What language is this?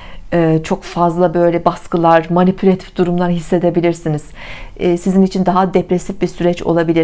Turkish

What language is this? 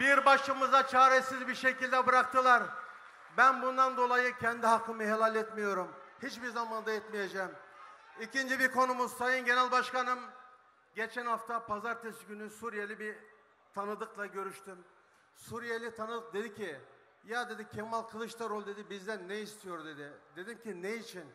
Turkish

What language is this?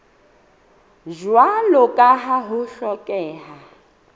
Southern Sotho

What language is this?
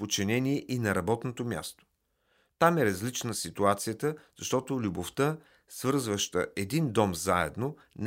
Bulgarian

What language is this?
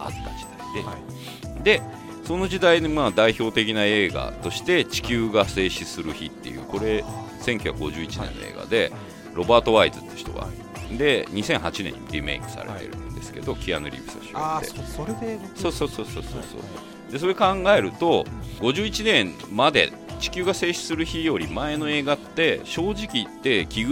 Japanese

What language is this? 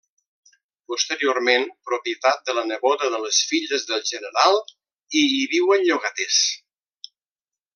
Catalan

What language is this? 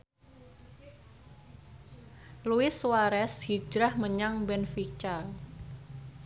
Javanese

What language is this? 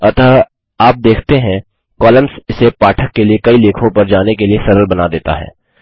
Hindi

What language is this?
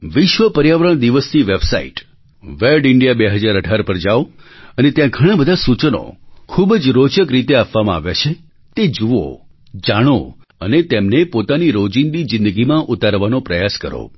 Gujarati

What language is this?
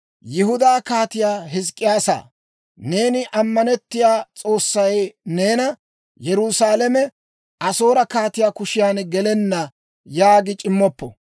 Dawro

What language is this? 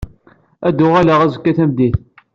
Kabyle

